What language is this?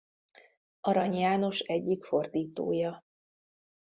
Hungarian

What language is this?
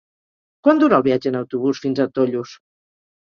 Catalan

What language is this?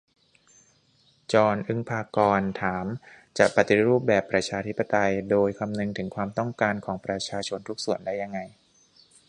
Thai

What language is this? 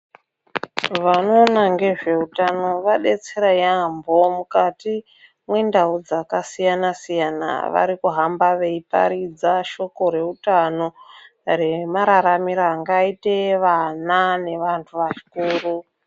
Ndau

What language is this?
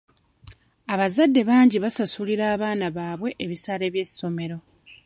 Ganda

